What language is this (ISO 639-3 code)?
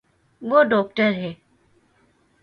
urd